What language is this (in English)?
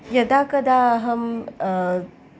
Sanskrit